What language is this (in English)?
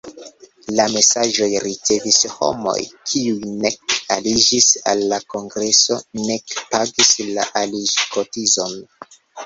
Esperanto